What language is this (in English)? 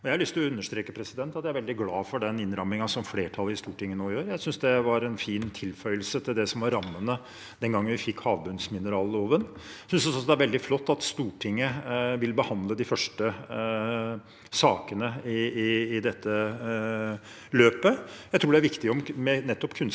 Norwegian